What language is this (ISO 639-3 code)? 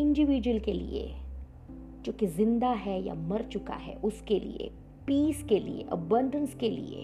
hin